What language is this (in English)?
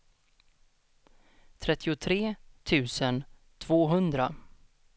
Swedish